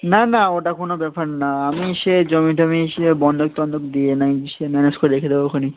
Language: Bangla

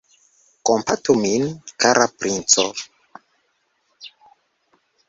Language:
Esperanto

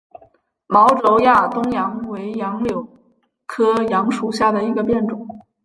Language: Chinese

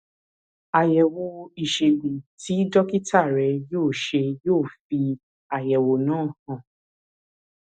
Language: Yoruba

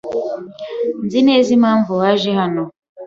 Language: Kinyarwanda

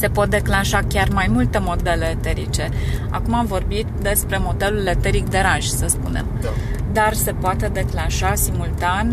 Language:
Romanian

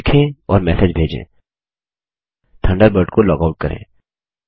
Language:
Hindi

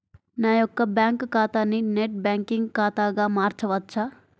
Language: Telugu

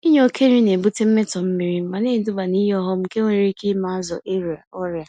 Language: Igbo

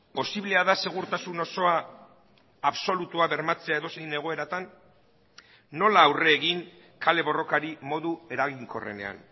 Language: Basque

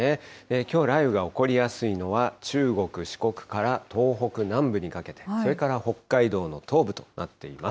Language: Japanese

